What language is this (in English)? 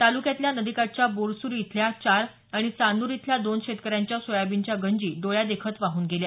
Marathi